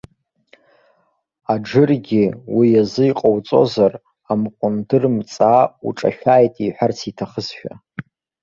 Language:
Abkhazian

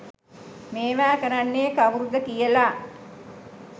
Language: Sinhala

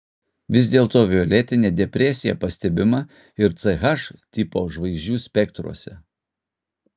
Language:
Lithuanian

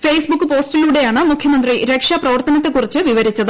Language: Malayalam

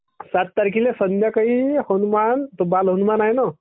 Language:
Marathi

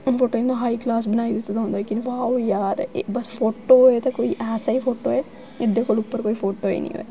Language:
Dogri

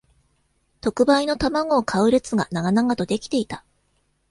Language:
Japanese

